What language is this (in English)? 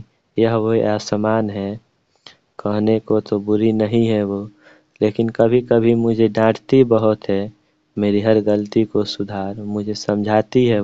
Hindi